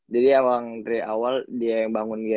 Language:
Indonesian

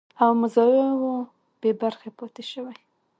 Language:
Pashto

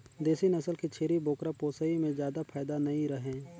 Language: Chhattisgarhi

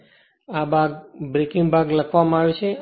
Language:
Gujarati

